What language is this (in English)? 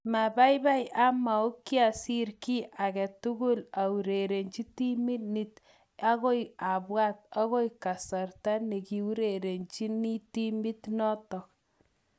Kalenjin